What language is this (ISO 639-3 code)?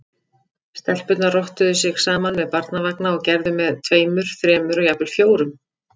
isl